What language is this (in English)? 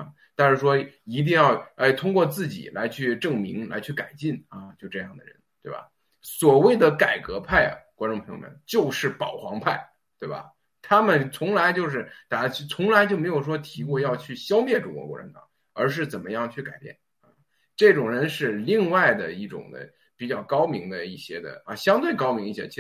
Chinese